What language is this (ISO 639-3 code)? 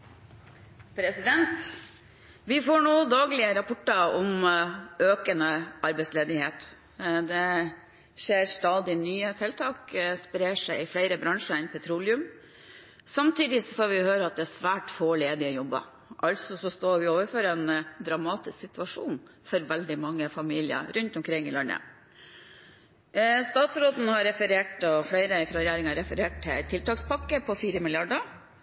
nor